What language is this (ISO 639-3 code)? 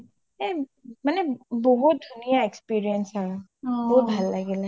asm